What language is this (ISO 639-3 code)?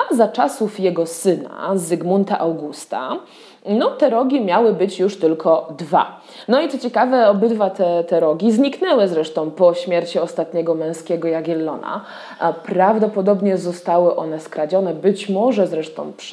pol